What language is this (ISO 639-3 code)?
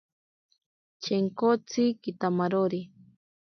prq